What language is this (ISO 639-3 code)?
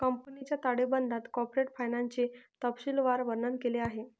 mar